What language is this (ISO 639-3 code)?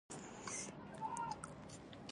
pus